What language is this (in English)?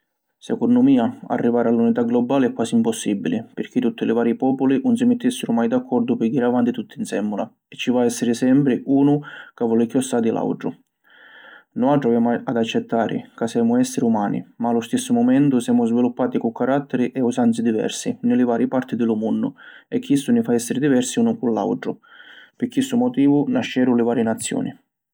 Sicilian